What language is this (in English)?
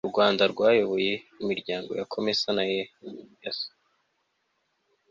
Kinyarwanda